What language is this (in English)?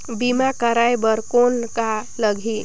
Chhattisgarhi